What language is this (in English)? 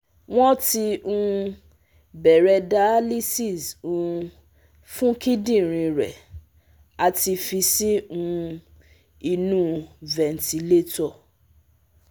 Yoruba